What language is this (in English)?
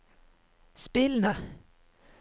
Norwegian